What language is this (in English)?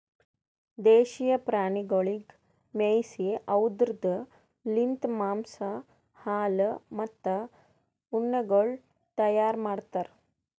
Kannada